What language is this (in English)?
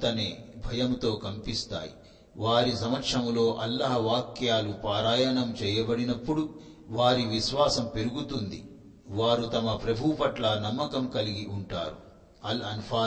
Telugu